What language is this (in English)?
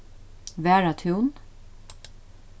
Faroese